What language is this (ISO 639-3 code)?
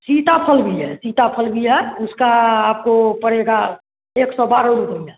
hin